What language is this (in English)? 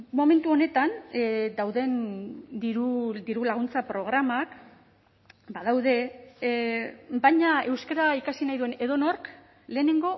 Basque